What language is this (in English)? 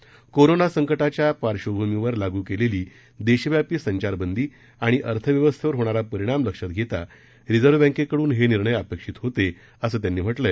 Marathi